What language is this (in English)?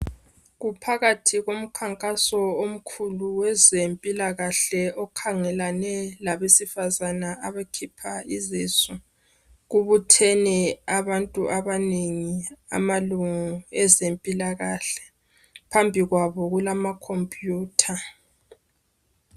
North Ndebele